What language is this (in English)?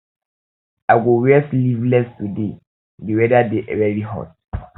Nigerian Pidgin